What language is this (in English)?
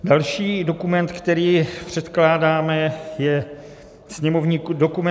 Czech